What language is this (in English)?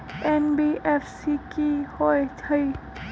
Magahi